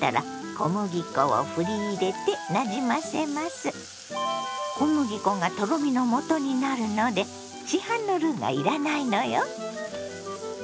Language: Japanese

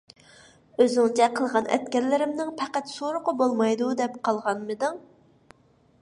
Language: Uyghur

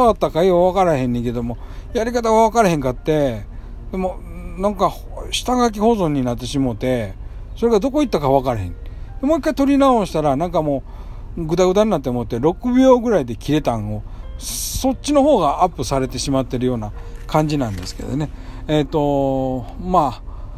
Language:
Japanese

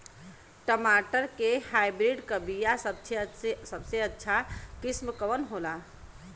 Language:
Bhojpuri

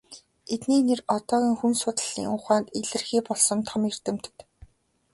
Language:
Mongolian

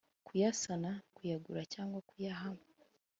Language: Kinyarwanda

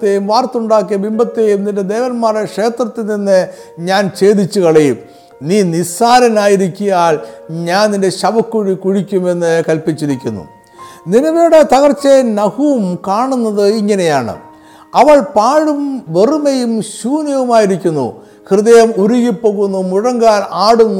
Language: Malayalam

